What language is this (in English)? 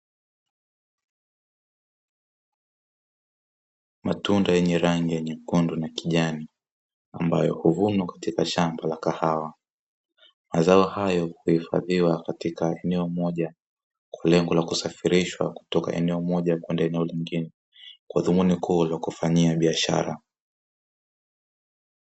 Swahili